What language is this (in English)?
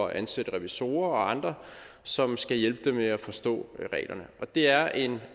Danish